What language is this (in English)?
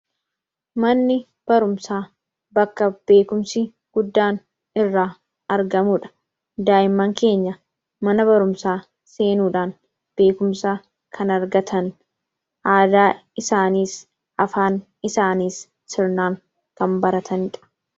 Oromo